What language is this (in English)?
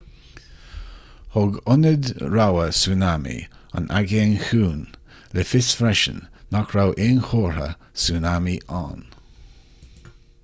Irish